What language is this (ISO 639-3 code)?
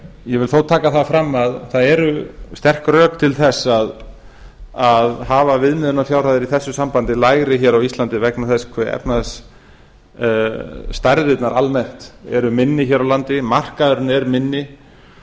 isl